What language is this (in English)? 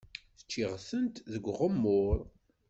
Kabyle